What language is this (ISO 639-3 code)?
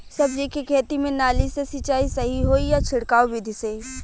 bho